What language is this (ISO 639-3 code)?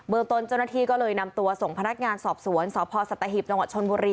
tha